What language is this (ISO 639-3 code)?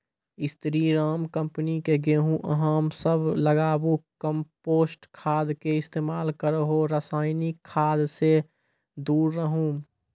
mai